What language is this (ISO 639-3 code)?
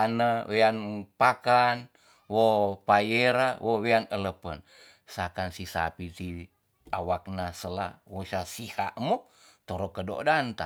txs